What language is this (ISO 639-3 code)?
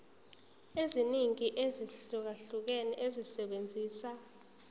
zul